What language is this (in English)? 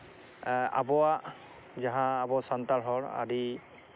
Santali